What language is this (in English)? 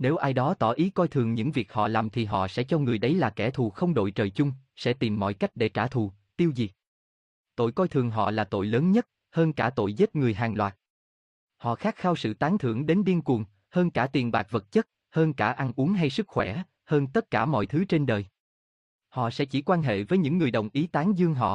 Vietnamese